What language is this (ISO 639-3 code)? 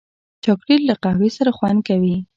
pus